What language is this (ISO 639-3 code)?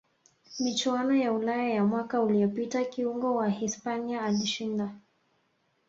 swa